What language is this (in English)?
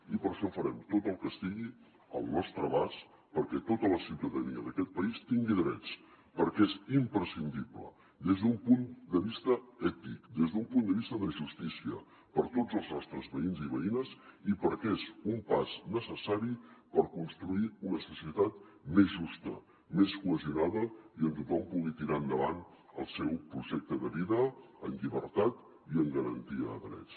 Catalan